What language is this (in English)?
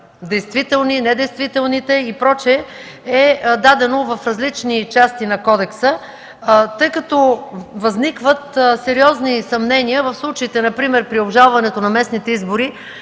Bulgarian